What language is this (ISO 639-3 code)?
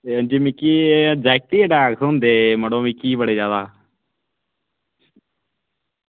doi